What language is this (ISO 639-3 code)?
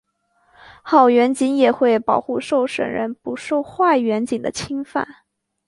zho